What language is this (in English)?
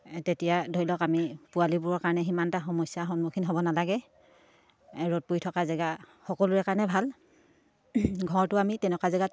Assamese